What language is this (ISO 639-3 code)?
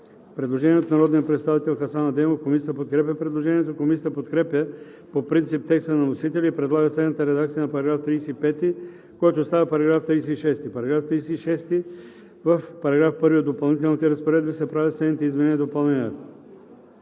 bul